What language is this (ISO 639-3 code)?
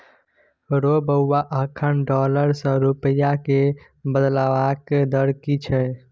mai